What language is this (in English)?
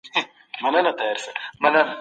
Pashto